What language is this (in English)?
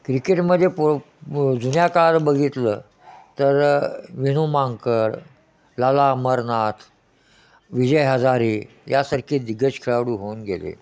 Marathi